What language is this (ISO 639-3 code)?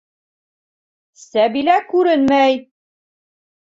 bak